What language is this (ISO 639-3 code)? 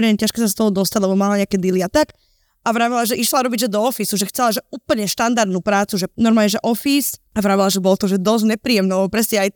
slk